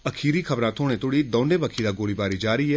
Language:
Dogri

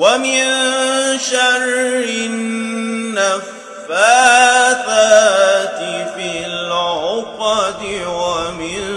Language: Arabic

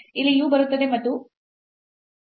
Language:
Kannada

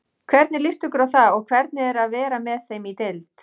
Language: Icelandic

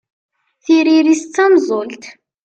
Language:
Kabyle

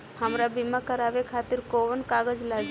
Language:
Bhojpuri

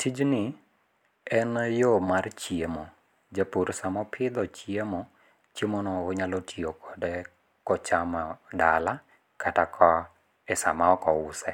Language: Luo (Kenya and Tanzania)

